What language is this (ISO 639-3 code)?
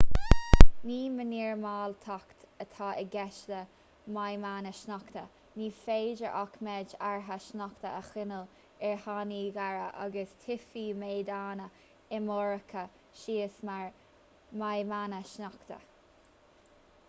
gle